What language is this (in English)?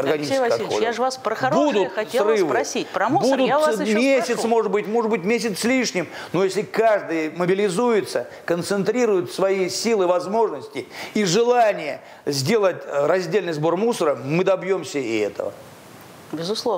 Russian